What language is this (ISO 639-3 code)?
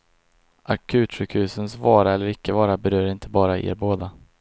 swe